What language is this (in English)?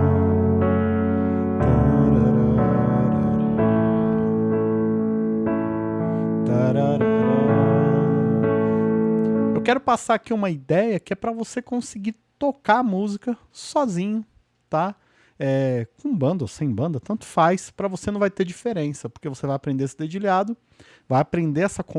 Portuguese